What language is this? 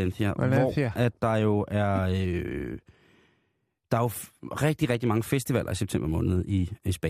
Danish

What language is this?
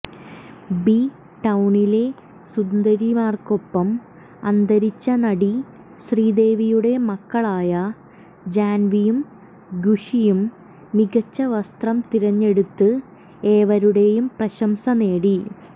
Malayalam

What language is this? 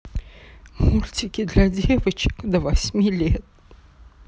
Russian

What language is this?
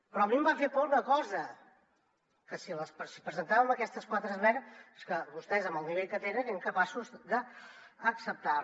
Catalan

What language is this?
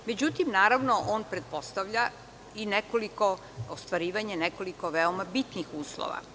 Serbian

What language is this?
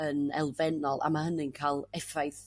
Welsh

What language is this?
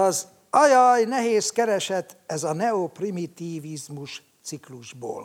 Hungarian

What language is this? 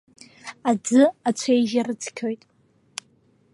Abkhazian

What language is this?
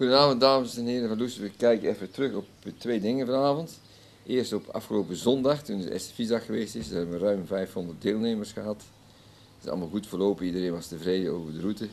Dutch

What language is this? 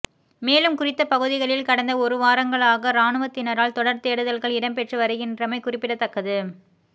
Tamil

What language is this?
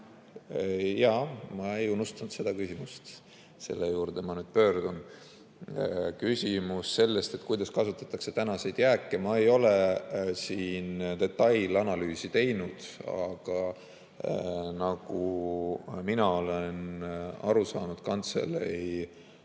Estonian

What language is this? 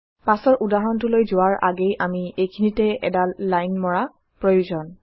Assamese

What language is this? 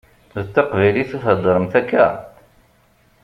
Kabyle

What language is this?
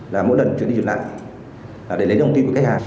Vietnamese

